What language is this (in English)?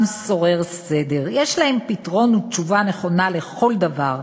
Hebrew